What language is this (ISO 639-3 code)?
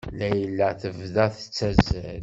kab